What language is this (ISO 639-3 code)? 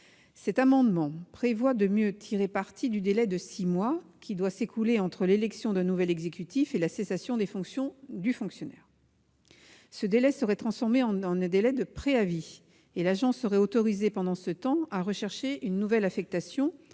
fra